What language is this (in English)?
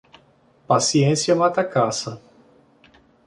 Portuguese